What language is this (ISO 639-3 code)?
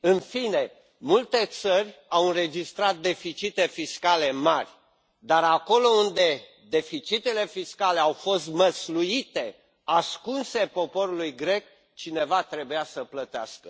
ron